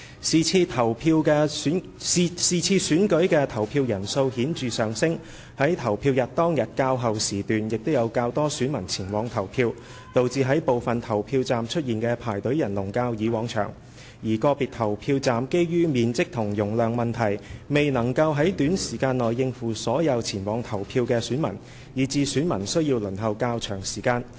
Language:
Cantonese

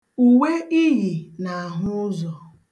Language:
Igbo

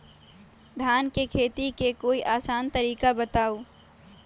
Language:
Magahi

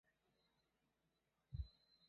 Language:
Chinese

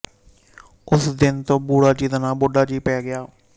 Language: Punjabi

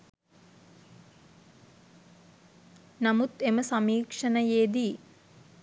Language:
Sinhala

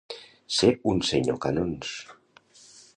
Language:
Catalan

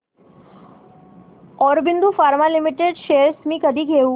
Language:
Marathi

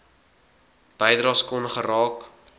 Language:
Afrikaans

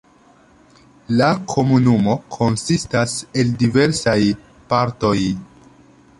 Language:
Esperanto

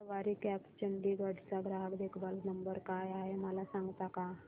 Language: Marathi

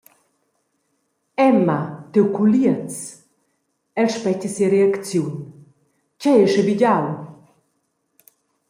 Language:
Romansh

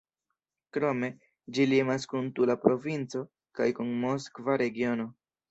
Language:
Esperanto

